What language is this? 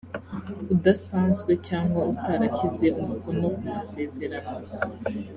Kinyarwanda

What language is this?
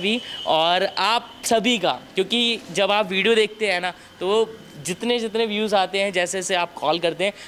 Hindi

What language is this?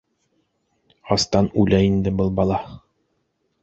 Bashkir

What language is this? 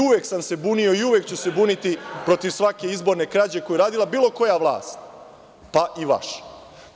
Serbian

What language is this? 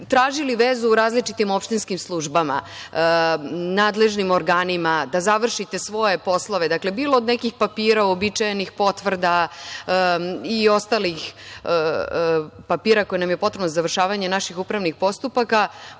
Serbian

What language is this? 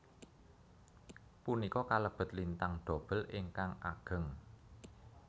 Javanese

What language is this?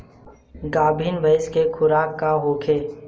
Bhojpuri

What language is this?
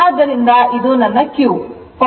Kannada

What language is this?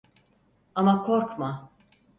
Turkish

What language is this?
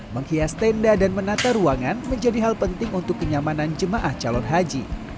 Indonesian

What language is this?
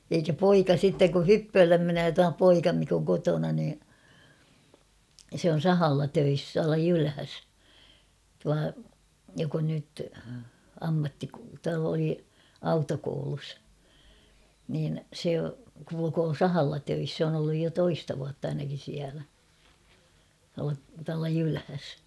Finnish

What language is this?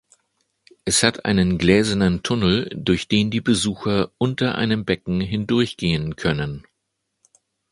German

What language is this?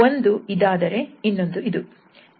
Kannada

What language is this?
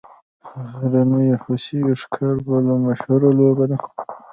Pashto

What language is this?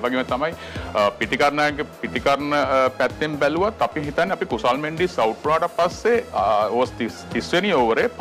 Indonesian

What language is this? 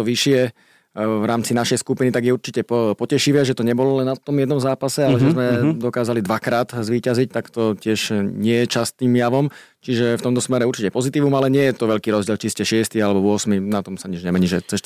Slovak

